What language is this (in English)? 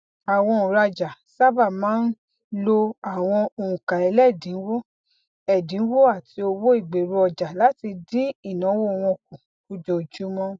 Yoruba